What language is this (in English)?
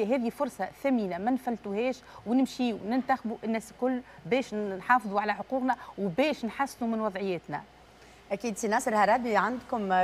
Arabic